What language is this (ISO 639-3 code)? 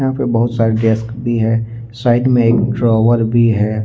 hin